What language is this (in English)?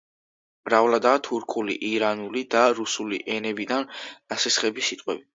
Georgian